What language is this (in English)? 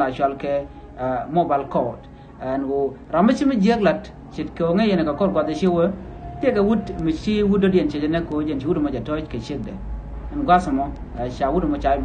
Arabic